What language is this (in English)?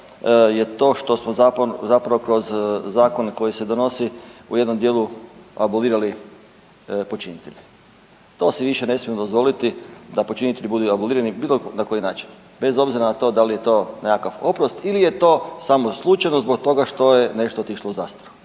Croatian